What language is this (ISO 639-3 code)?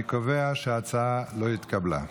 heb